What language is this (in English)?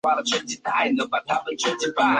Chinese